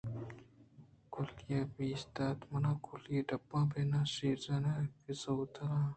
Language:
Eastern Balochi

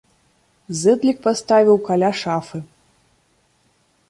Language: Belarusian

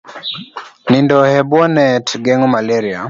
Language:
Luo (Kenya and Tanzania)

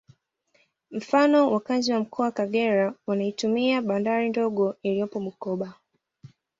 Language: Swahili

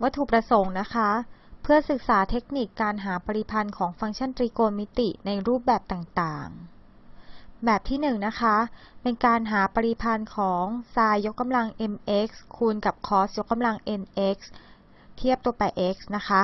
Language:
Thai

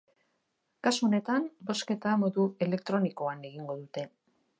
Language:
Basque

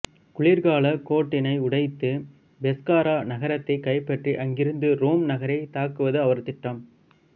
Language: Tamil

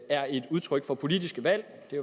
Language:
Danish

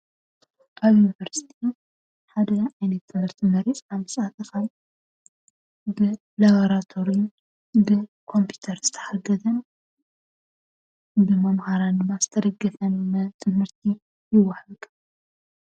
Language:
Tigrinya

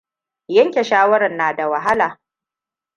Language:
Hausa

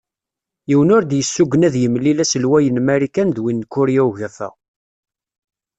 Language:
Kabyle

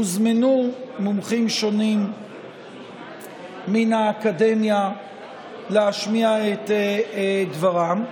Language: Hebrew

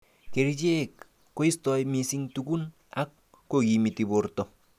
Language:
Kalenjin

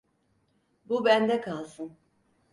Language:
Turkish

